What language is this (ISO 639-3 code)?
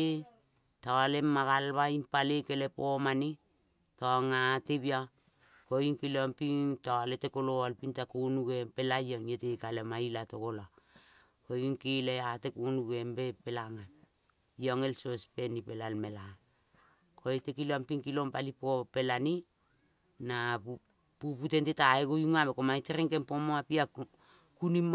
kol